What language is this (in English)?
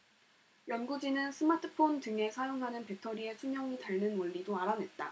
Korean